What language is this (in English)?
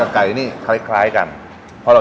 Thai